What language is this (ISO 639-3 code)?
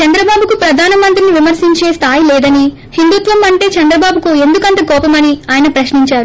tel